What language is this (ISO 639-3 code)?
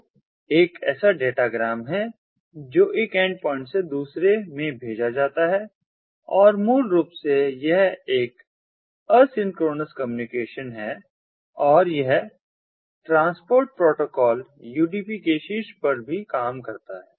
hin